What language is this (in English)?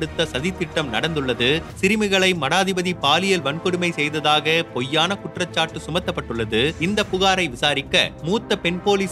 Tamil